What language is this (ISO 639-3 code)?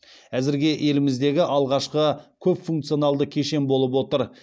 kaz